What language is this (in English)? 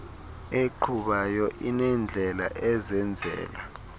Xhosa